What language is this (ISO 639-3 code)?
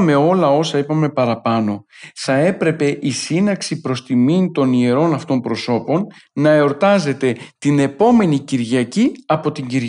ell